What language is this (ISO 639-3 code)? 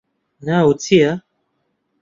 ckb